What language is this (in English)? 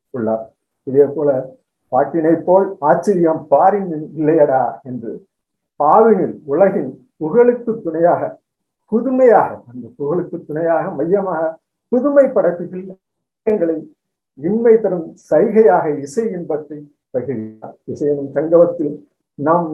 Tamil